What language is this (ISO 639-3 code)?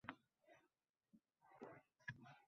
uzb